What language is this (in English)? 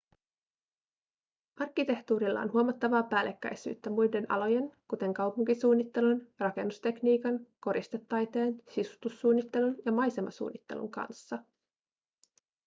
Finnish